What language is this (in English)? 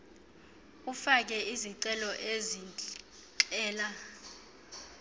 Xhosa